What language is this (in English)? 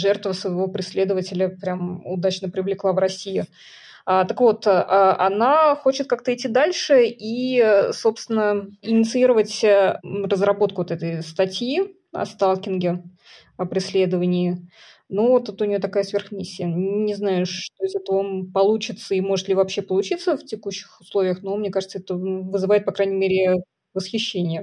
Russian